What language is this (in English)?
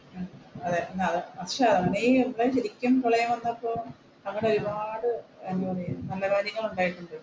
Malayalam